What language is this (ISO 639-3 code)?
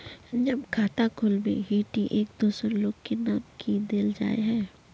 mag